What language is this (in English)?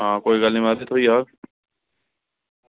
Dogri